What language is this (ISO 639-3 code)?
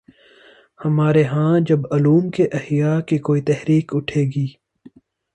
urd